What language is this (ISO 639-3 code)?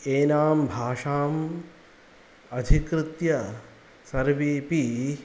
san